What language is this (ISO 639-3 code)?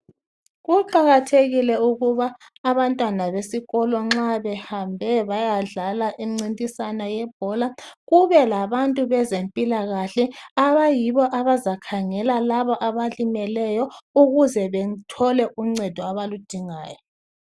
nde